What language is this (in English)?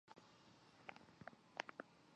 Chinese